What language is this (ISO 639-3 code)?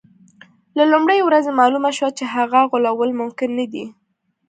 pus